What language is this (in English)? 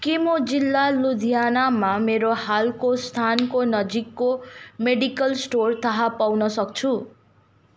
Nepali